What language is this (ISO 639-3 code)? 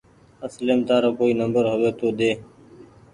gig